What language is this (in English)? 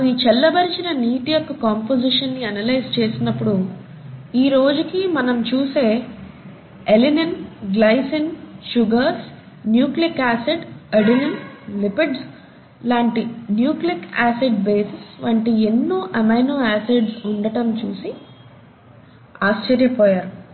Telugu